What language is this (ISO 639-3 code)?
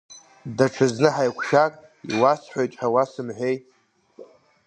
abk